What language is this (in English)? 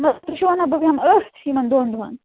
Kashmiri